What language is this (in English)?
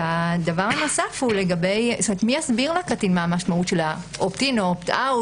Hebrew